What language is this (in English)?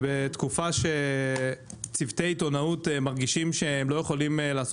Hebrew